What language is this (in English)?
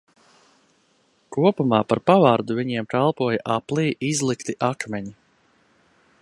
Latvian